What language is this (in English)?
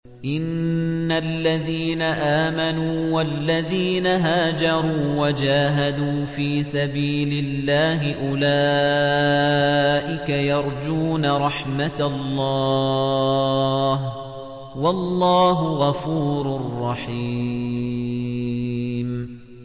Arabic